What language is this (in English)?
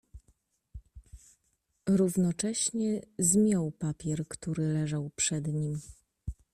Polish